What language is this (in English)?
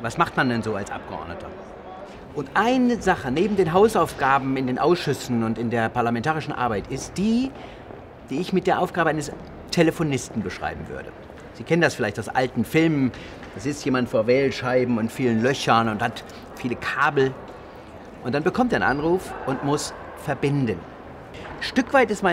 German